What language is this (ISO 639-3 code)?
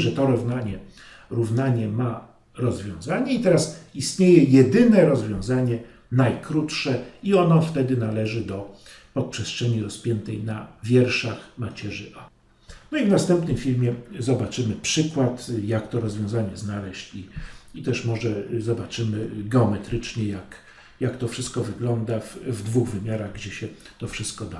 pol